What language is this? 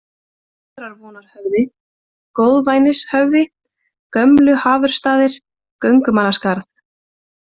Icelandic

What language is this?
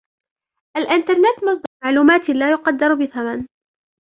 Arabic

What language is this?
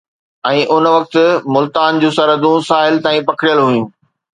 Sindhi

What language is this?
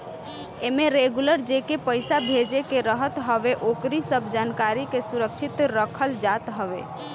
Bhojpuri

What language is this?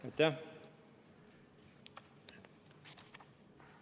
Estonian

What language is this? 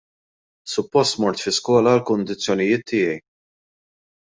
Maltese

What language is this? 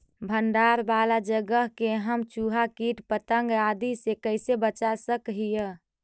Magahi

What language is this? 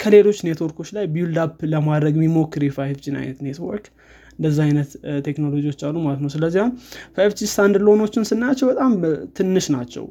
Amharic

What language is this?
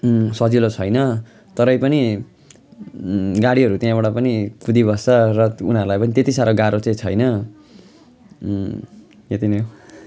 Nepali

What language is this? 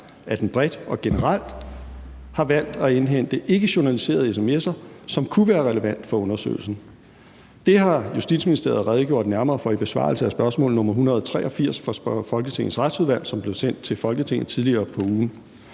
Danish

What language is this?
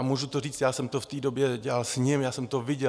Czech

